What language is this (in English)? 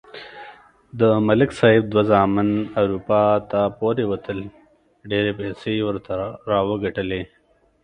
Pashto